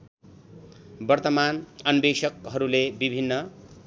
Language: Nepali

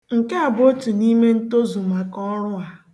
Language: Igbo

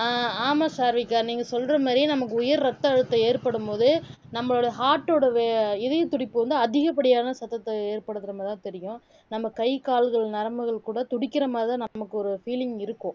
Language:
Tamil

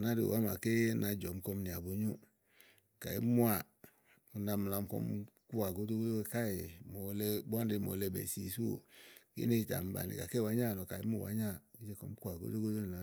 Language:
Igo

